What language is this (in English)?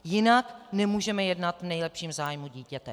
Czech